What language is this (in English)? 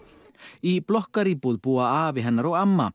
Icelandic